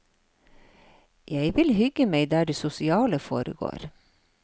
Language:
Norwegian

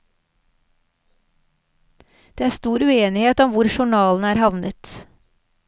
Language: Norwegian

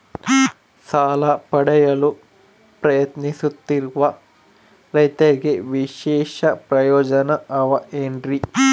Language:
Kannada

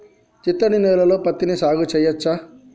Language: Telugu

